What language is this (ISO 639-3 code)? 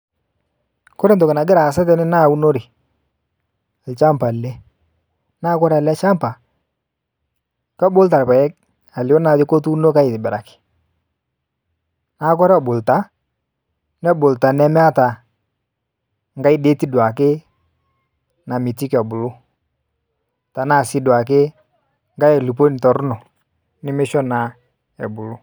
mas